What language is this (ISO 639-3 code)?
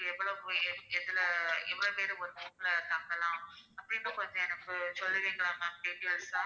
tam